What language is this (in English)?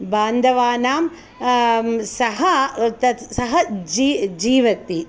Sanskrit